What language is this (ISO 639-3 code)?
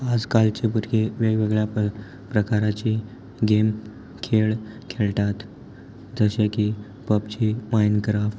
kok